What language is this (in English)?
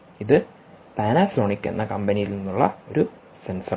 Malayalam